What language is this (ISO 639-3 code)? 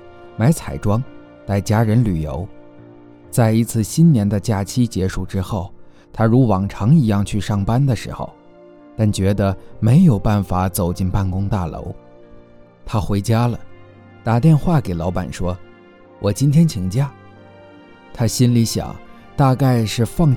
zho